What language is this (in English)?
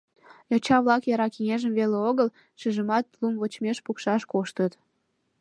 Mari